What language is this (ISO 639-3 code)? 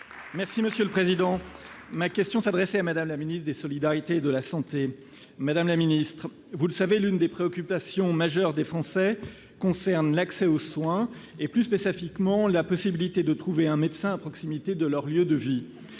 fra